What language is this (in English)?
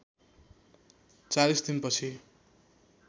Nepali